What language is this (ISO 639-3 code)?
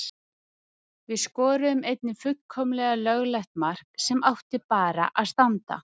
isl